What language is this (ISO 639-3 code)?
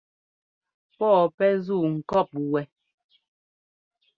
jgo